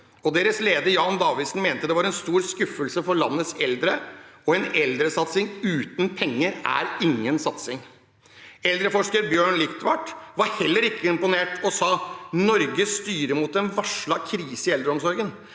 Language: Norwegian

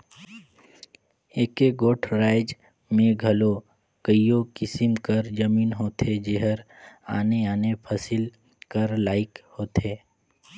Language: Chhattisgarhi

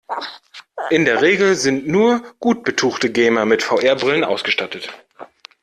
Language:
German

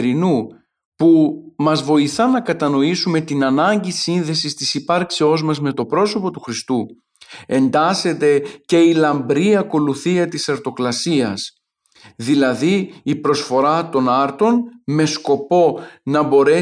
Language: Greek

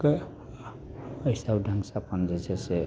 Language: Maithili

